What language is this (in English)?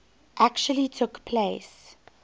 English